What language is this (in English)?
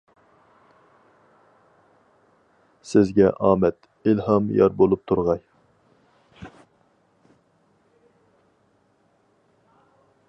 Uyghur